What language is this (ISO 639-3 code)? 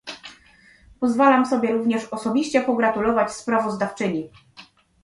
pol